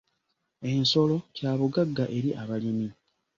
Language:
Ganda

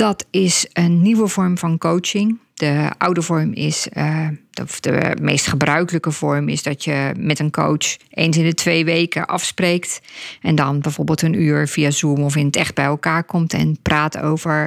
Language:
Dutch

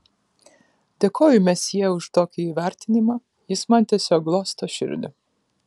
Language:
Lithuanian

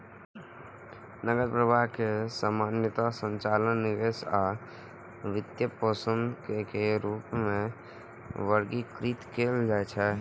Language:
Maithili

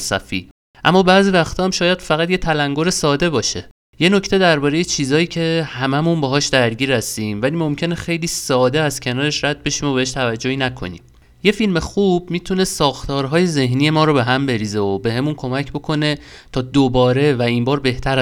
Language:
Persian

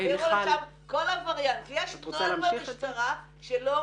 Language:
Hebrew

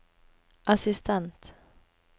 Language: Norwegian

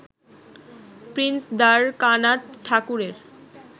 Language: Bangla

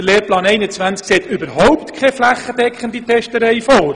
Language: Swiss German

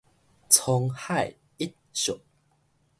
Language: Min Nan Chinese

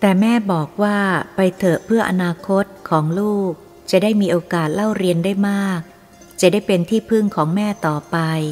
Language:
Thai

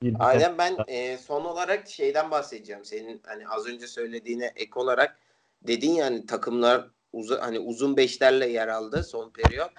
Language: Turkish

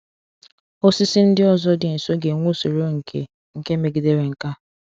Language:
Igbo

